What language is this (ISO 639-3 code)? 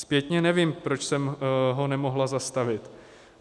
ces